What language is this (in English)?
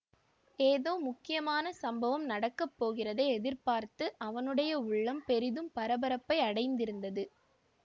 Tamil